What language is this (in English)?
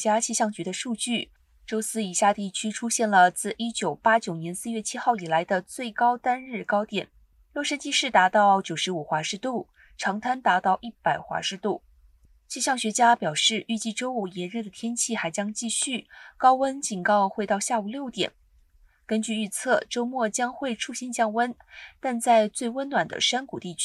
Chinese